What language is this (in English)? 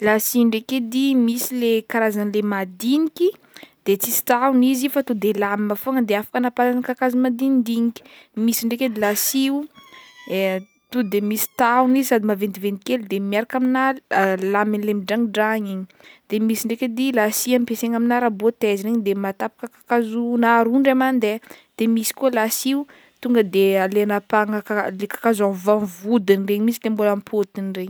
Northern Betsimisaraka Malagasy